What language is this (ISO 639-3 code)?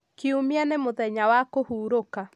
kik